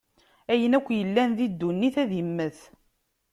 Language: Kabyle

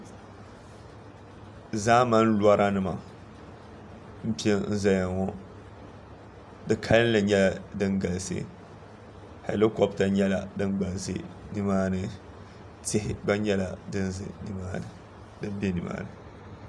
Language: Dagbani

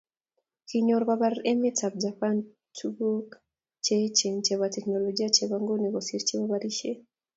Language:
Kalenjin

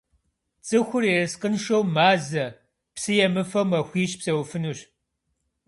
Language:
Kabardian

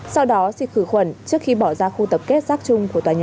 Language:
Vietnamese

